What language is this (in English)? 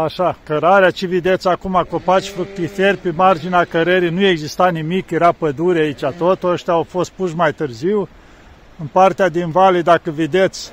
Romanian